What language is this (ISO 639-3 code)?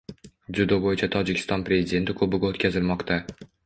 uzb